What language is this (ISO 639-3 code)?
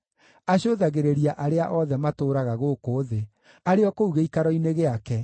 kik